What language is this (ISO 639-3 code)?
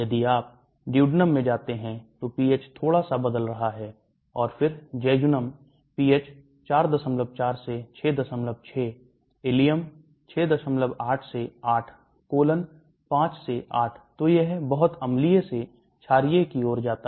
hin